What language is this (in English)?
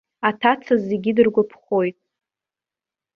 Abkhazian